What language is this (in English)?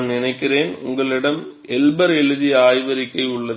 Tamil